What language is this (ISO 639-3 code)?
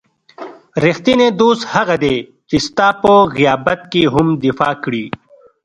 pus